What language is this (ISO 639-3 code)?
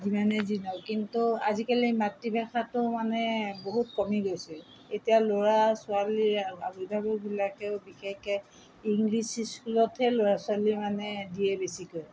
asm